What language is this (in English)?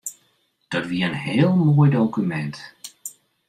Western Frisian